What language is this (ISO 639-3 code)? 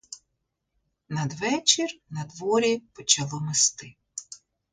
ukr